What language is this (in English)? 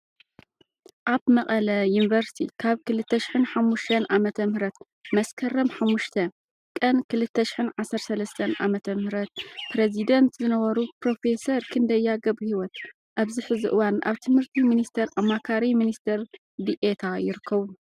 Tigrinya